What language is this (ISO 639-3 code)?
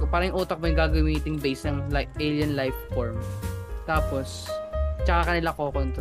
fil